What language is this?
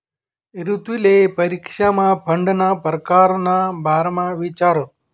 Marathi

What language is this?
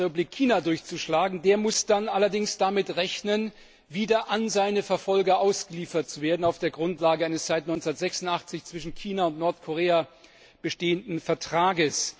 German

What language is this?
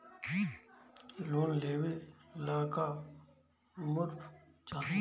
Bhojpuri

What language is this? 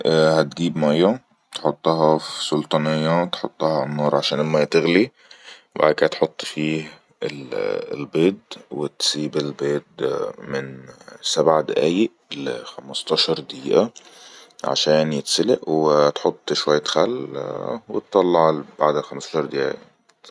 Egyptian Arabic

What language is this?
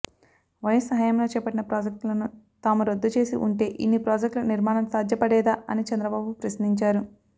Telugu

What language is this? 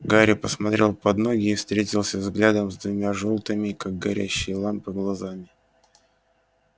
Russian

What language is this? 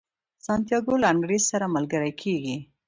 Pashto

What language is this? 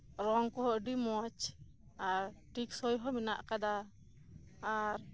Santali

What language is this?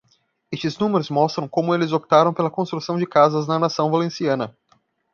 Portuguese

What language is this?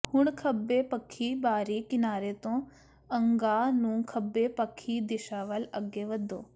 Punjabi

